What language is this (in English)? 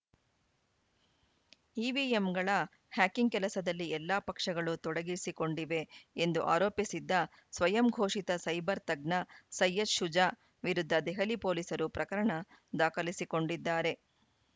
Kannada